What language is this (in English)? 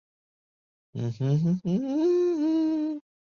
Chinese